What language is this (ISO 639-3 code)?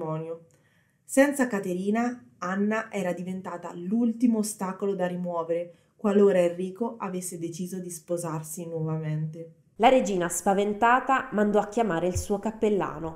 ita